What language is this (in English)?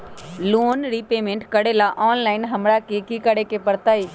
Magahi